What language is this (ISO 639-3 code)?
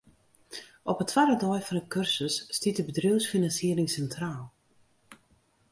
fry